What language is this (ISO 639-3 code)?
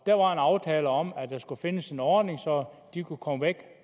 dan